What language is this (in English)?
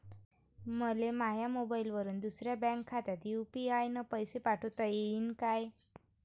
Marathi